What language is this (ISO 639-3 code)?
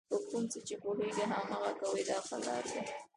pus